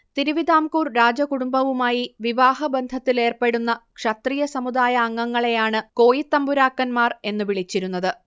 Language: Malayalam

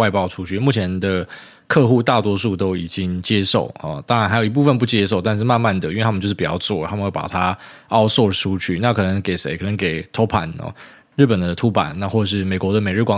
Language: Chinese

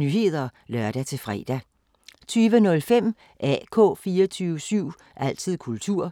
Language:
Danish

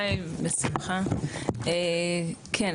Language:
Hebrew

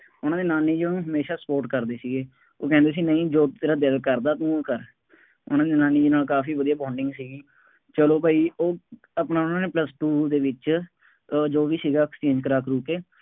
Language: Punjabi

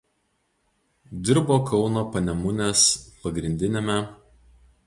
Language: Lithuanian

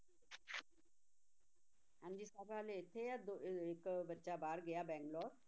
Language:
Punjabi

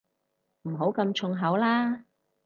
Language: Cantonese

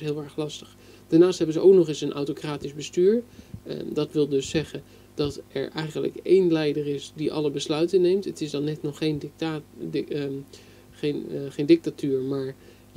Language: Dutch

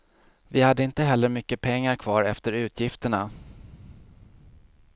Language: Swedish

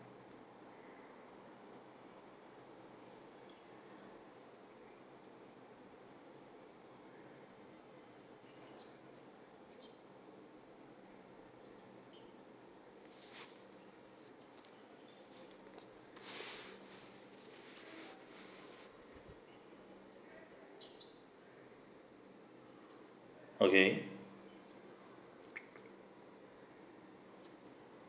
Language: English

